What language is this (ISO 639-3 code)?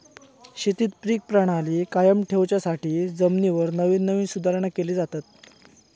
mar